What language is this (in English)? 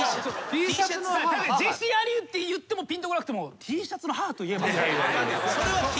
Japanese